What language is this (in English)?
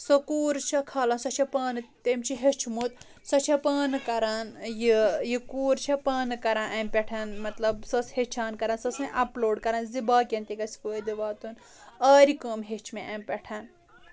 Kashmiri